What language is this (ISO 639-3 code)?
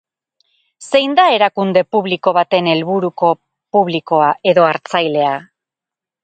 eus